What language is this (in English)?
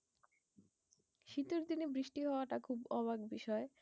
Bangla